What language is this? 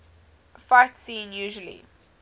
English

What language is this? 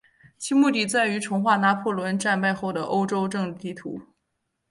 Chinese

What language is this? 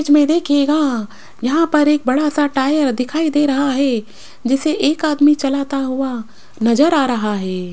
Hindi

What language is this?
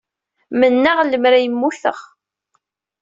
Kabyle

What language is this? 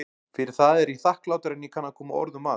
Icelandic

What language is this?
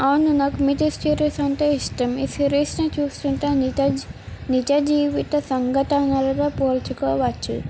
Telugu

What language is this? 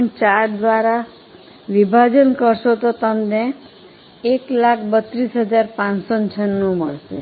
Gujarati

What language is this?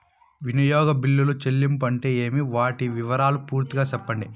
Telugu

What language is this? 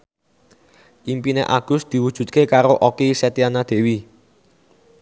Javanese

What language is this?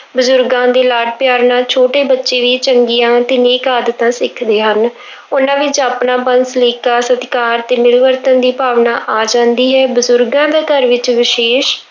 Punjabi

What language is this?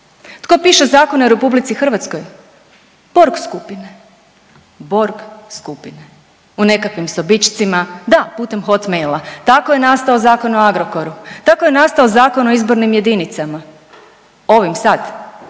Croatian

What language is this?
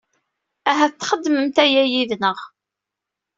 Kabyle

